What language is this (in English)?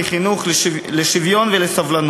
Hebrew